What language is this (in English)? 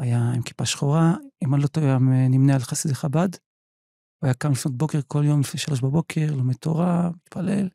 Hebrew